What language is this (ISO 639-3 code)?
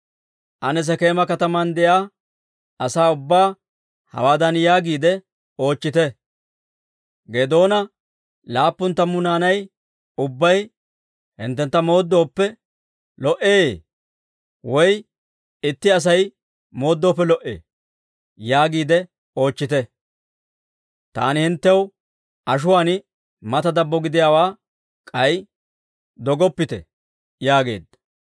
dwr